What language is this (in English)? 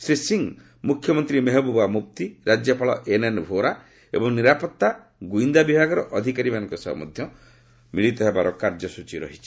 Odia